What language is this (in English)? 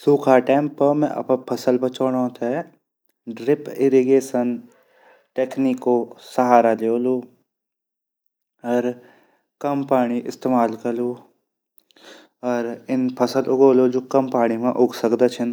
Garhwali